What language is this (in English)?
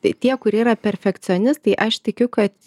Lithuanian